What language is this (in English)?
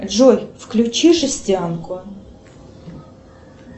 Russian